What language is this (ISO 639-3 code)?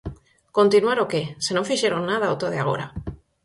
glg